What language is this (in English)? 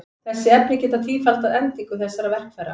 Icelandic